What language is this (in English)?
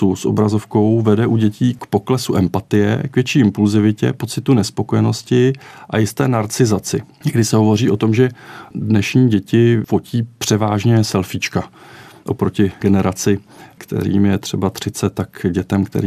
Czech